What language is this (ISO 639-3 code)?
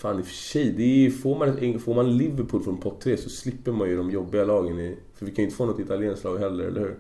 swe